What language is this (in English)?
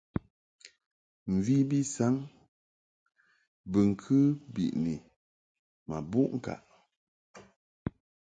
Mungaka